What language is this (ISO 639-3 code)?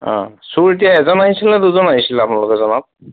asm